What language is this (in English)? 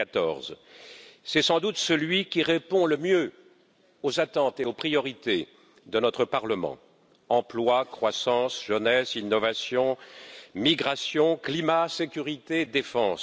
French